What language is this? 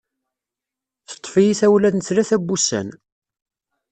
Kabyle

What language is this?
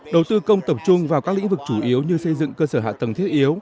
Vietnamese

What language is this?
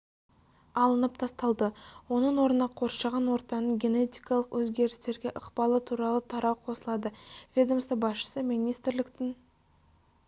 Kazakh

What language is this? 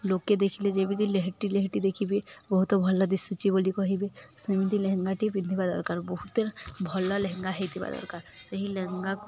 Odia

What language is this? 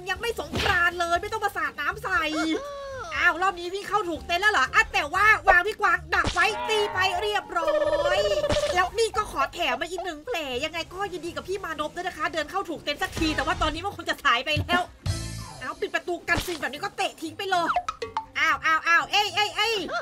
Thai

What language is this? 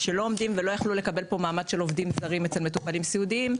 Hebrew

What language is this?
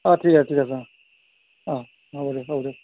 Assamese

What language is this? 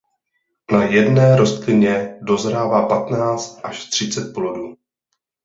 Czech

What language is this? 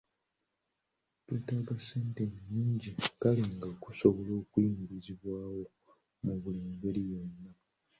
Ganda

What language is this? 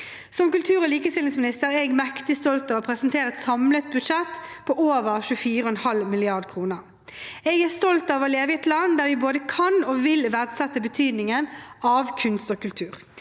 Norwegian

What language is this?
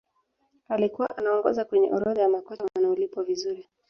Swahili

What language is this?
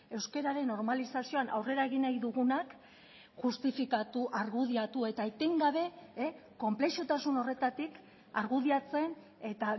Basque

